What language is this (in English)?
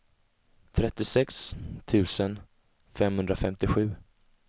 Swedish